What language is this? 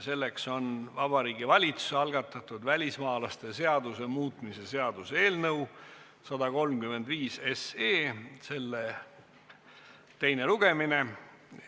Estonian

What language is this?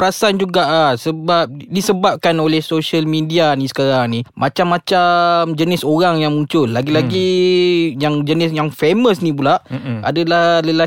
Malay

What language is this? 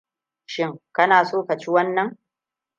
Hausa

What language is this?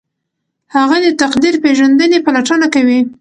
Pashto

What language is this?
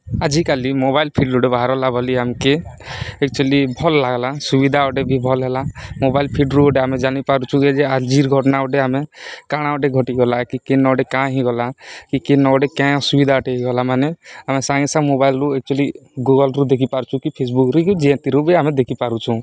Odia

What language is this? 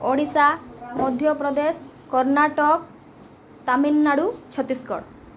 Odia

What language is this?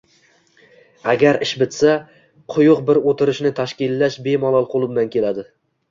Uzbek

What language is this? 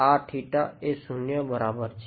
Gujarati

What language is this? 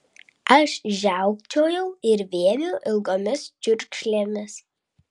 Lithuanian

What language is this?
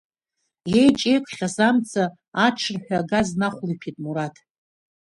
Abkhazian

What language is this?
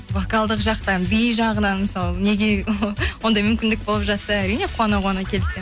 Kazakh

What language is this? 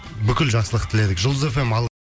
Kazakh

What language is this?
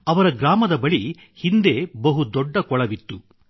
Kannada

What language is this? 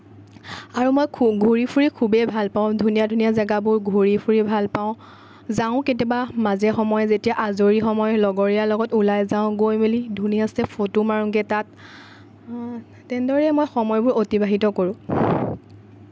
Assamese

